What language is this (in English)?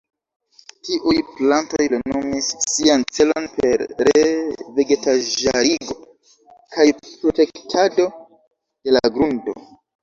Esperanto